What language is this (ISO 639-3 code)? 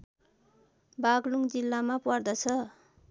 nep